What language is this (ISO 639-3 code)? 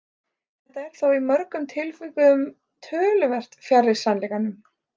isl